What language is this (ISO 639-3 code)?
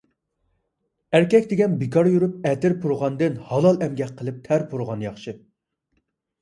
uig